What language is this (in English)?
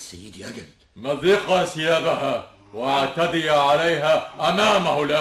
Arabic